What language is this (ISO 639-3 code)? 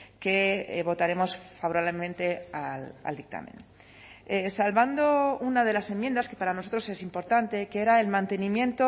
spa